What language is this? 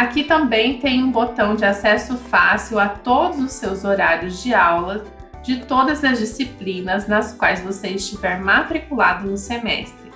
Portuguese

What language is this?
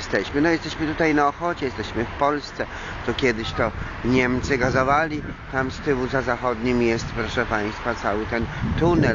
Polish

